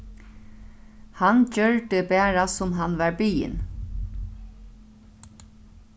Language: Faroese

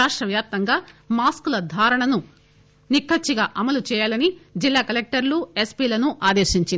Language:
Telugu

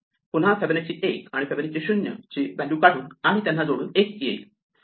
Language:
Marathi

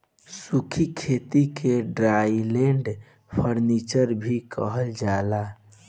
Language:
Bhojpuri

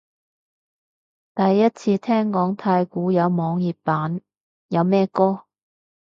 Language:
Cantonese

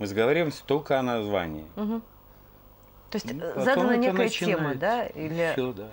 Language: Russian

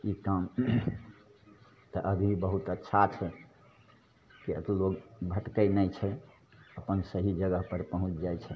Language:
Maithili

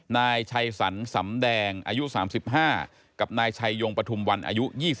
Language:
Thai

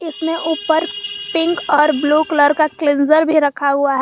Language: Hindi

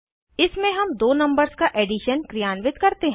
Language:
Hindi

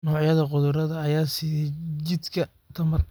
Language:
Somali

